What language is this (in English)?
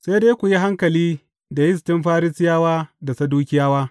Hausa